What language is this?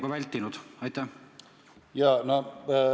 Estonian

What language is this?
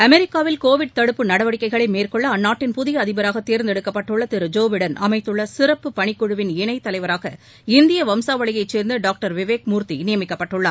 Tamil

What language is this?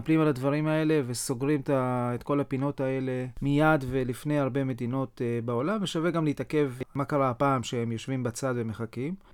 Hebrew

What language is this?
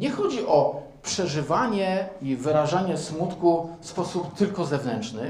Polish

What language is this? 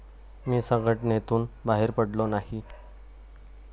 Marathi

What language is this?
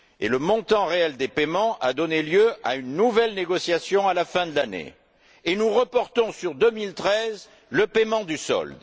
French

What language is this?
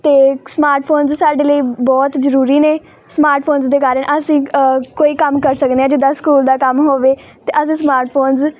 Punjabi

